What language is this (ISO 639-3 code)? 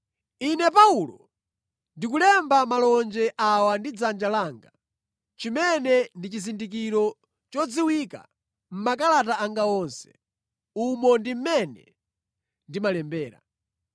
nya